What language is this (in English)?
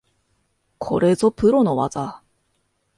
Japanese